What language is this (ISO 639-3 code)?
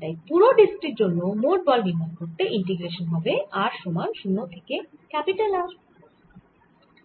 ben